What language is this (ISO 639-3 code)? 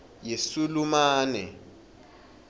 ssw